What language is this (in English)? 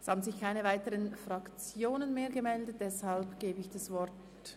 Swiss German